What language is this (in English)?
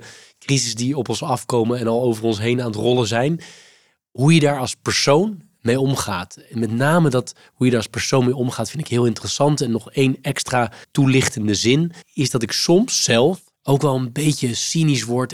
Dutch